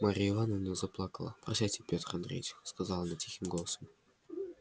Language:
Russian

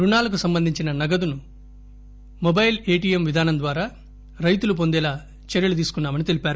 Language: Telugu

